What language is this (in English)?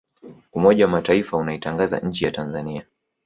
Swahili